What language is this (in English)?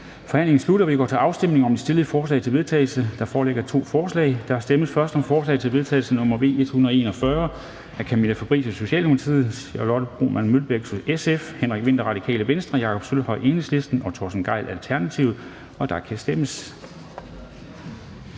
Danish